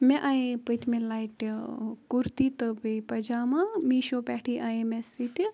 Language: Kashmiri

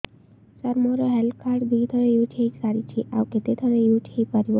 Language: Odia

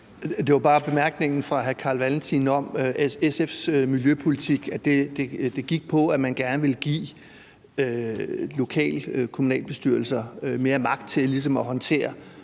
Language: Danish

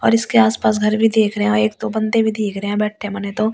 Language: Hindi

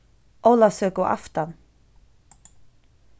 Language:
Faroese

